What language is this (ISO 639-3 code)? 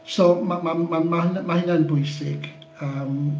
cym